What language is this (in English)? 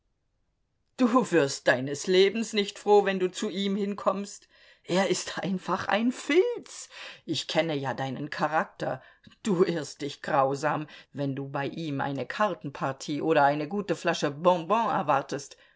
German